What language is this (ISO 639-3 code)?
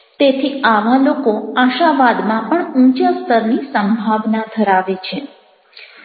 guj